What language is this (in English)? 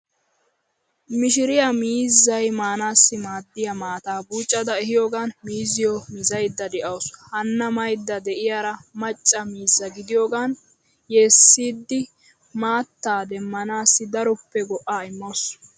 Wolaytta